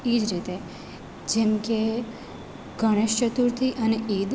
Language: Gujarati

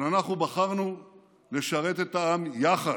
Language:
Hebrew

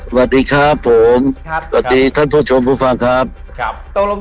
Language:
Thai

